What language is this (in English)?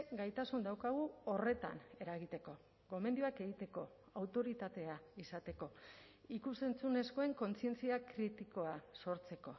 Basque